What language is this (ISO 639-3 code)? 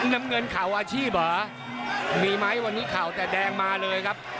tha